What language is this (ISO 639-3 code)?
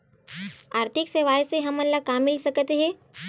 hne